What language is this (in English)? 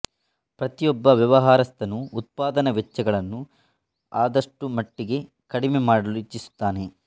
Kannada